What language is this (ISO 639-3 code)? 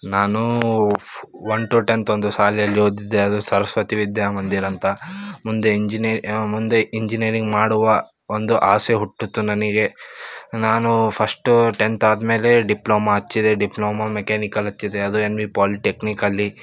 kan